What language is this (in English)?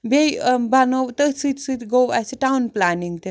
Kashmiri